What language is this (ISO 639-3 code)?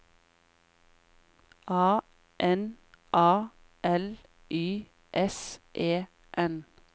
nor